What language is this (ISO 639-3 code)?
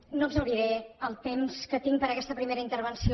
cat